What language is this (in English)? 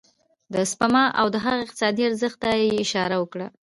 Pashto